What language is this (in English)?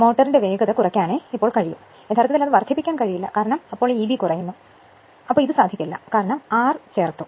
Malayalam